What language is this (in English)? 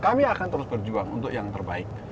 Indonesian